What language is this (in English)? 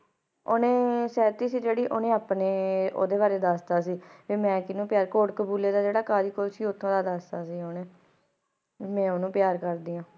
Punjabi